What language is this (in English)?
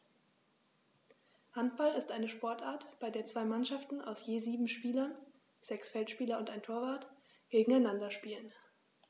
German